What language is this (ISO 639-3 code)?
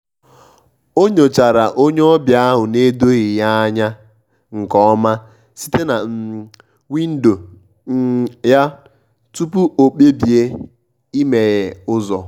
ibo